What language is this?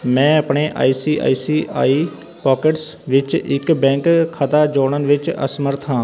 Punjabi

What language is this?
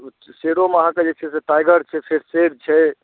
Maithili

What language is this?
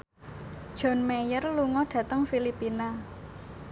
Javanese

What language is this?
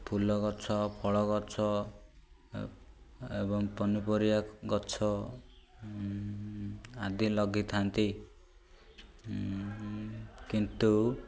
Odia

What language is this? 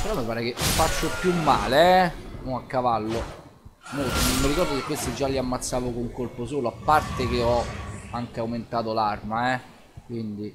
Italian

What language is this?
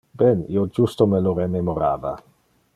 Interlingua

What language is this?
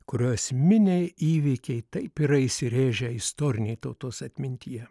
Lithuanian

